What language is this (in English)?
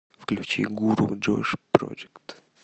Russian